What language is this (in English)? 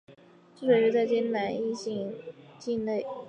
Chinese